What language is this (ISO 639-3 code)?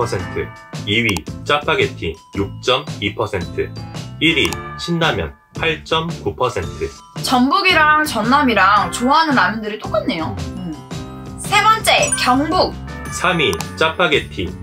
kor